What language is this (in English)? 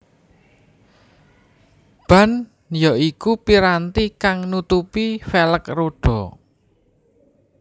Javanese